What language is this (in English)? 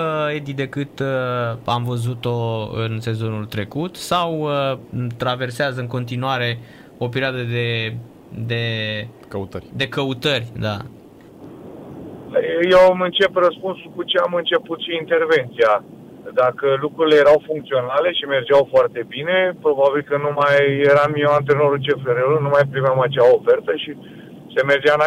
Romanian